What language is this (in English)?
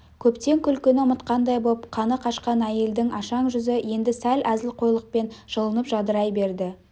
Kazakh